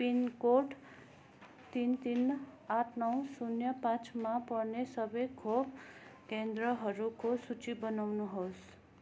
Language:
Nepali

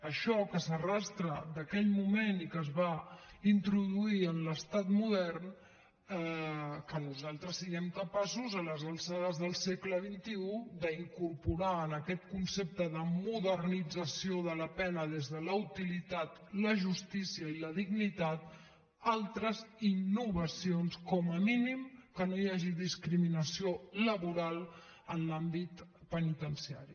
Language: Catalan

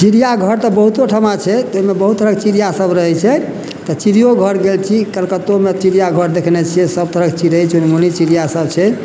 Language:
Maithili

